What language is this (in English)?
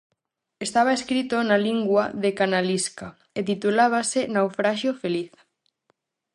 Galician